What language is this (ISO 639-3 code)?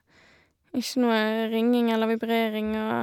nor